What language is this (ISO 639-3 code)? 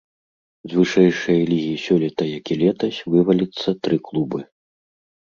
bel